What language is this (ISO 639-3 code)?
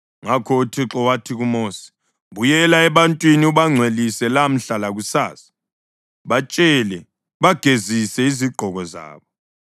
nde